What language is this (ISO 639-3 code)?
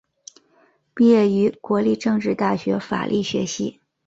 zho